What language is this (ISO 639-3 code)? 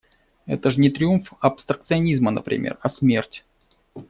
rus